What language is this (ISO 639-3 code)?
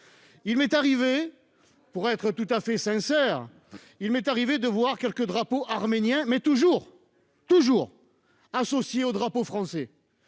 fra